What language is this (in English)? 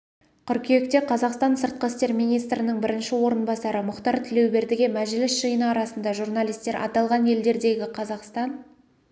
Kazakh